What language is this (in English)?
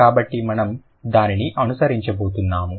Telugu